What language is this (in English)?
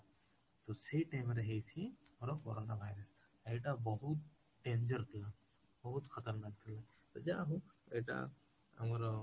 Odia